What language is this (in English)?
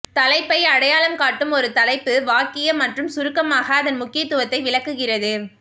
Tamil